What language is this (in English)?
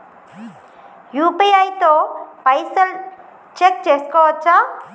Telugu